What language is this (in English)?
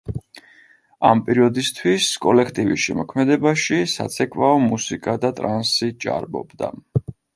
Georgian